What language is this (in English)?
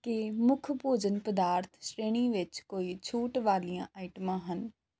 Punjabi